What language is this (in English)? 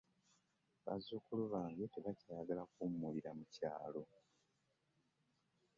Ganda